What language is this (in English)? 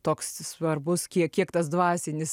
Lithuanian